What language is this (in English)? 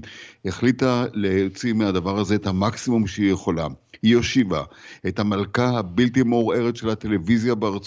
Hebrew